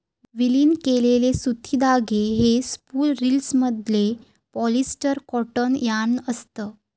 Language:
Marathi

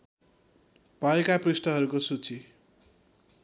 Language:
Nepali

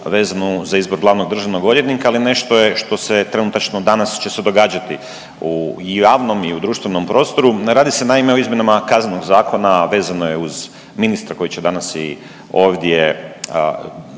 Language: Croatian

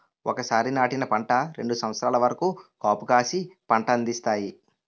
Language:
Telugu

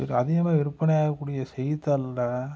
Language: Tamil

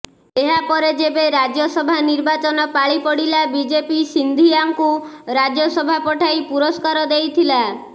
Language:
Odia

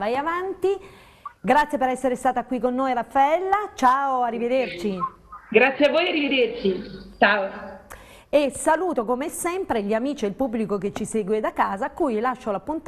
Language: Italian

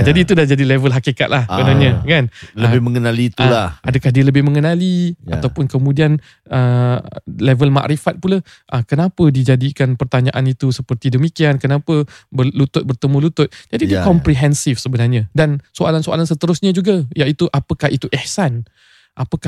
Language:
Malay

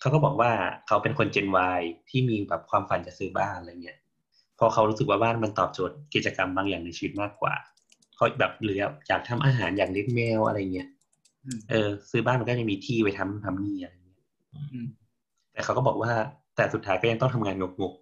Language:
Thai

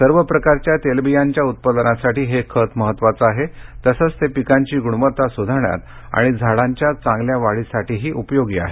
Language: Marathi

